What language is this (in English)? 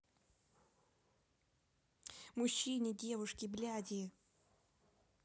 Russian